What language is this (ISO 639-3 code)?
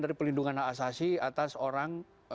ind